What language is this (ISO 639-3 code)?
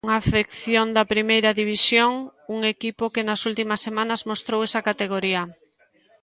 glg